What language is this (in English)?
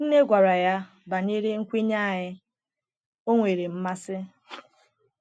Igbo